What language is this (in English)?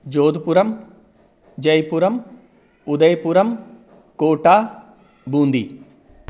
Sanskrit